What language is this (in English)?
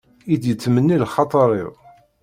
Kabyle